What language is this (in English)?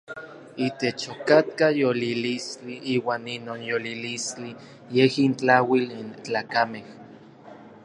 Orizaba Nahuatl